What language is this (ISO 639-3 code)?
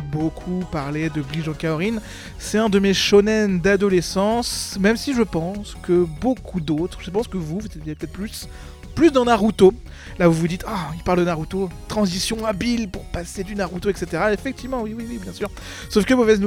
fra